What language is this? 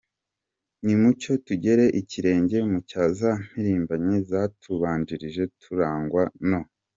Kinyarwanda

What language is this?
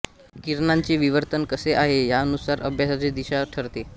Marathi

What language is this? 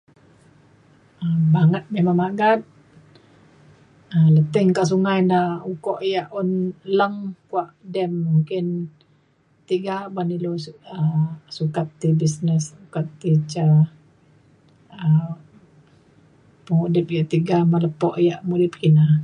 Mainstream Kenyah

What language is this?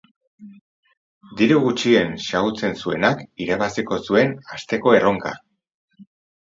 Basque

